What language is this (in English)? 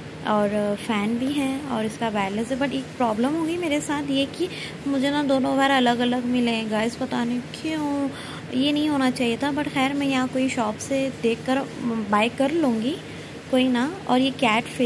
Hindi